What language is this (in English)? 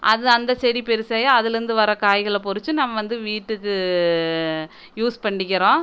Tamil